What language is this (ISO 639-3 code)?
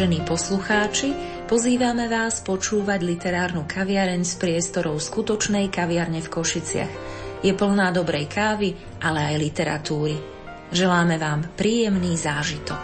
slk